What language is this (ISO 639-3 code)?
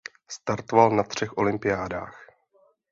ces